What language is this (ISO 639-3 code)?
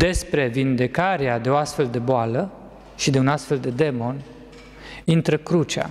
ron